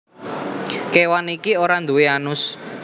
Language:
Javanese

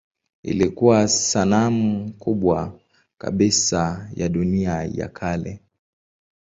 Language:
Swahili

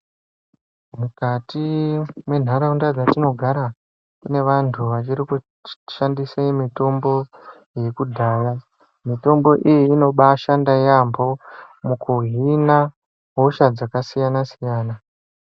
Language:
Ndau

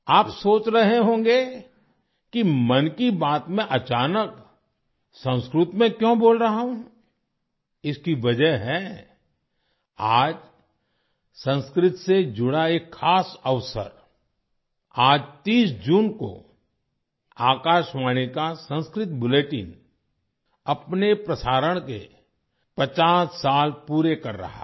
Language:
Hindi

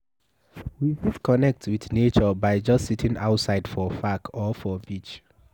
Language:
Nigerian Pidgin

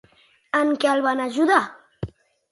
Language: Catalan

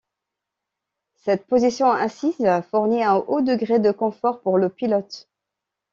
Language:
French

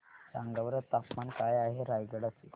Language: Marathi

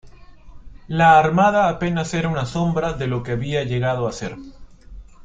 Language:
Spanish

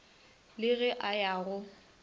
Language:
Northern Sotho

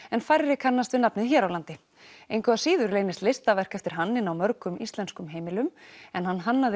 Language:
Icelandic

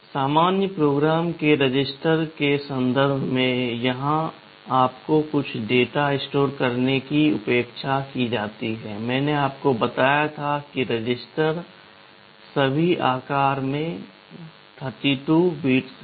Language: Hindi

